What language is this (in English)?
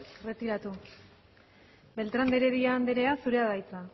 Basque